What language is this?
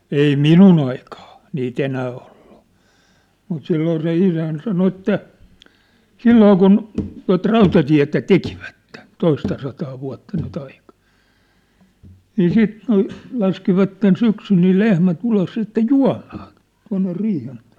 Finnish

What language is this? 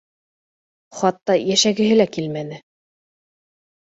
Bashkir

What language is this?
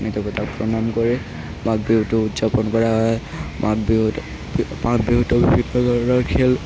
Assamese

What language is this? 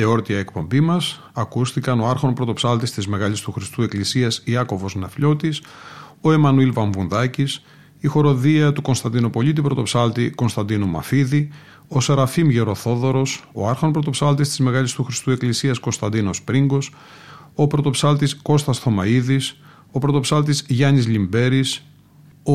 Greek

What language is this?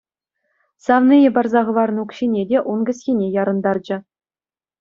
Chuvash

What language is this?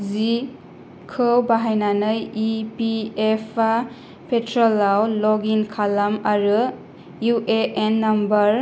Bodo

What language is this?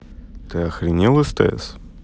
Russian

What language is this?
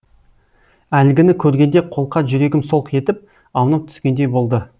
Kazakh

